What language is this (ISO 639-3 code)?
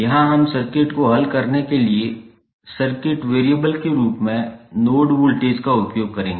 hin